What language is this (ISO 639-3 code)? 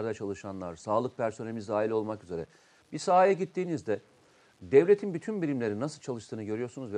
tur